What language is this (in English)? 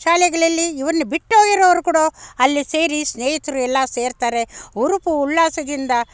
Kannada